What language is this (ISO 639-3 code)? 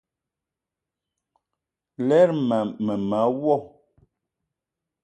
eto